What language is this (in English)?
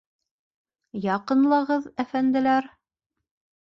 Bashkir